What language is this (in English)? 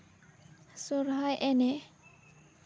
Santali